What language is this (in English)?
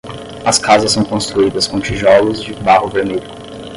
Portuguese